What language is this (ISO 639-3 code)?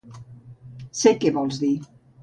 cat